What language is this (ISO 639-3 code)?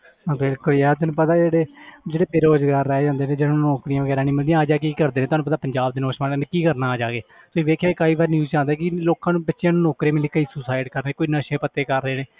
pan